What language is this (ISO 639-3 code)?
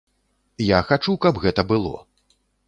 bel